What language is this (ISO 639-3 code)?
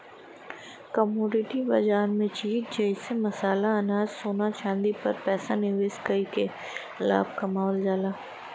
bho